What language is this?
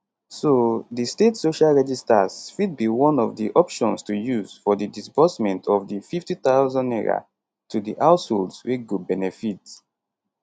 Nigerian Pidgin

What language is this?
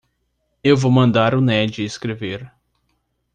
Portuguese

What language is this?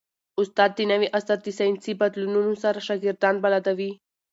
Pashto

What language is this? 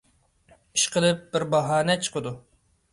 Uyghur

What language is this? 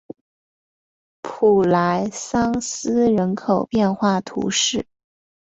Chinese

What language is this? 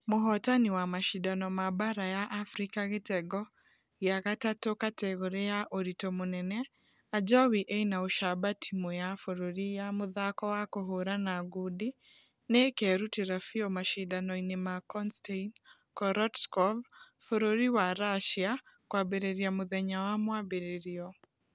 Kikuyu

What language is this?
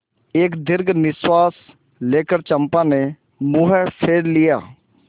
Hindi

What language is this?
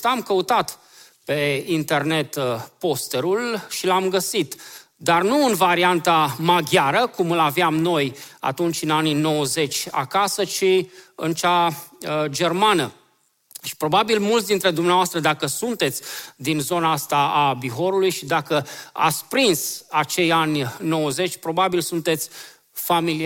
Romanian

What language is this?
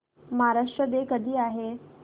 Marathi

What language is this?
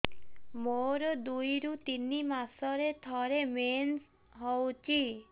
Odia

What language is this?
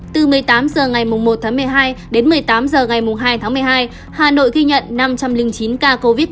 Vietnamese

